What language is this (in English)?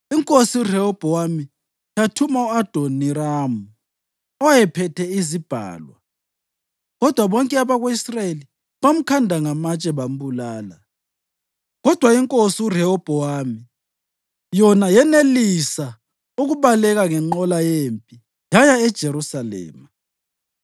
North Ndebele